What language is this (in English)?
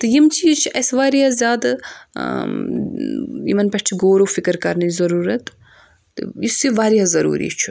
Kashmiri